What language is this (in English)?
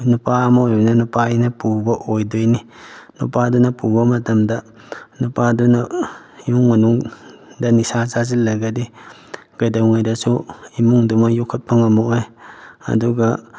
Manipuri